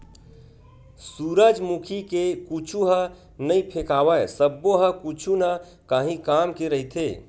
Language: Chhattisgarhi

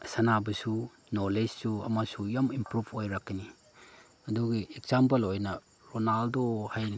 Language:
Manipuri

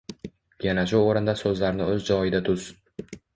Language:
Uzbek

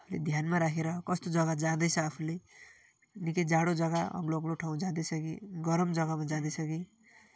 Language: Nepali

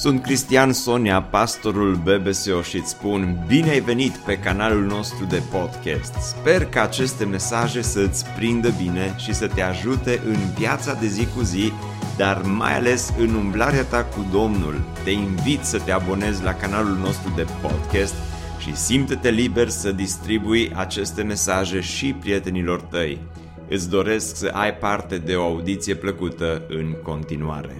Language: Romanian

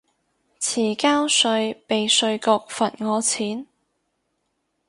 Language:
Cantonese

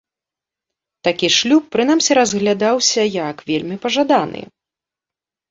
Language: Belarusian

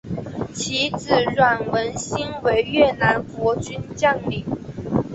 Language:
Chinese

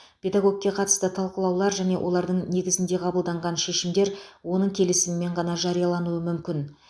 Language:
Kazakh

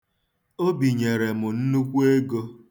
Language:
Igbo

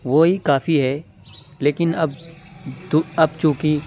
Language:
Urdu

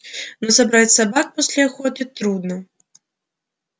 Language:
Russian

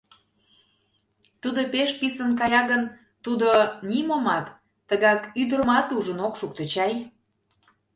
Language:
Mari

